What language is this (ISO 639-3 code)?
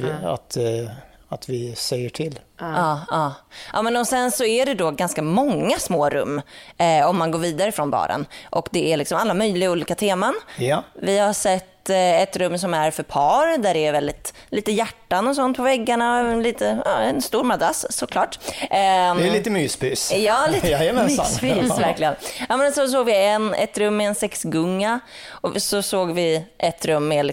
swe